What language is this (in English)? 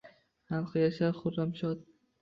Uzbek